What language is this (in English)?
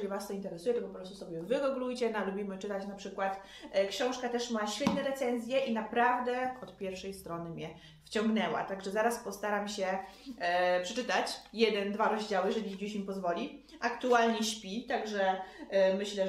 Polish